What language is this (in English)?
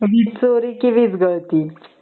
Marathi